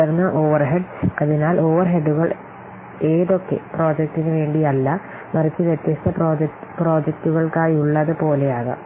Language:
Malayalam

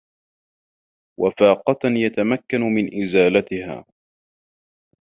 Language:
Arabic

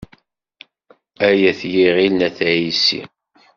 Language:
Kabyle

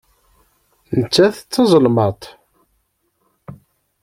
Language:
Kabyle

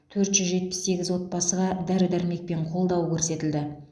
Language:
Kazakh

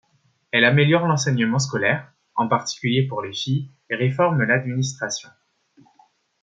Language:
French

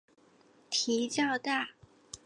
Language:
Chinese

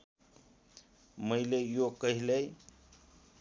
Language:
Nepali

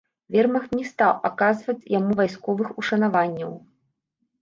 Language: Belarusian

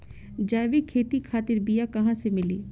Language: Bhojpuri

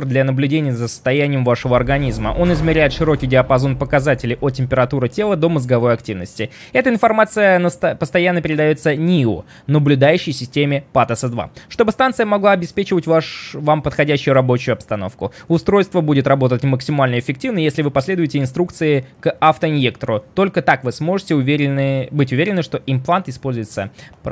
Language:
Russian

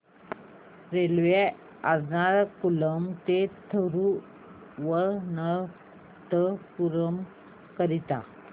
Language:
Marathi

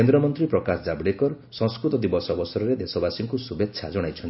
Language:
Odia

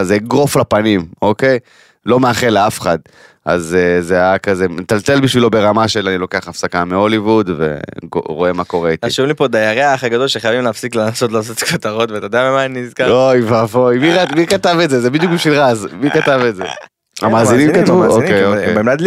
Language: Hebrew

